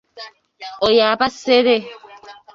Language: Ganda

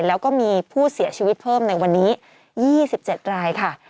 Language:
Thai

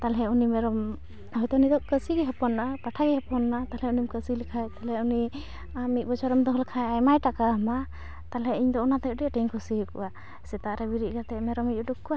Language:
Santali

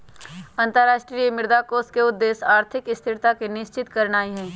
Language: Magahi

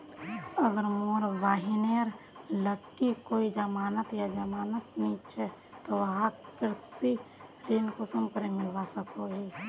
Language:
Magahi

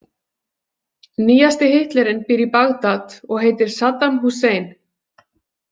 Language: Icelandic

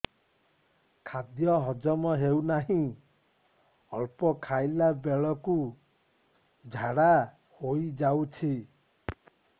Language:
Odia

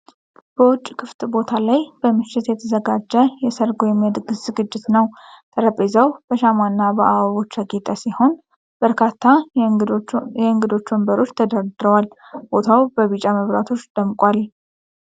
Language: Amharic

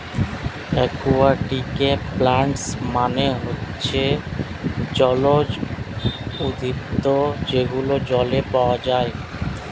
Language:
Bangla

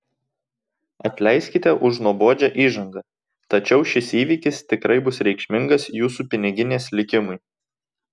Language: Lithuanian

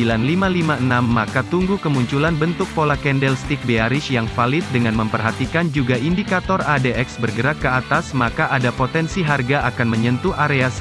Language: Indonesian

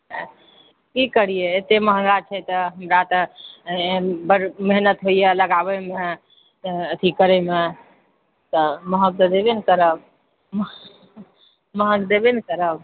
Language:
Maithili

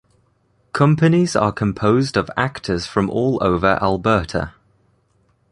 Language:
English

